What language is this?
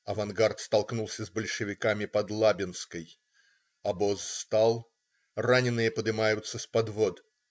Russian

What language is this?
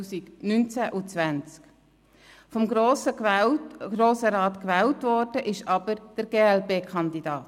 Swiss German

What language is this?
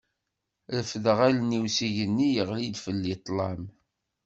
Kabyle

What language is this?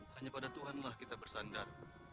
Indonesian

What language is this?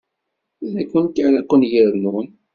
Kabyle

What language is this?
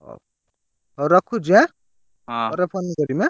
Odia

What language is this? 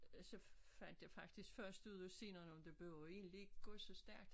Danish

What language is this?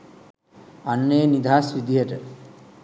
Sinhala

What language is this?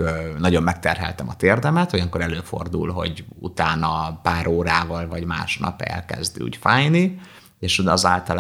Hungarian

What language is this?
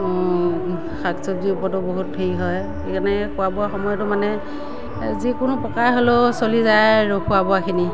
Assamese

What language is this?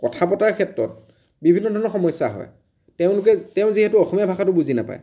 Assamese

